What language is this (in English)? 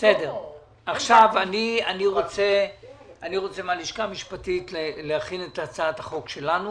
Hebrew